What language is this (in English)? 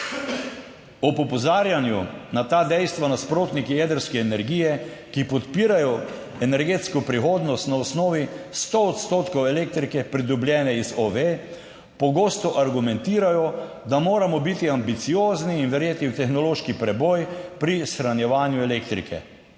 Slovenian